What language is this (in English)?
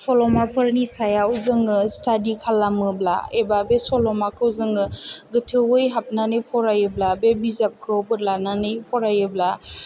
Bodo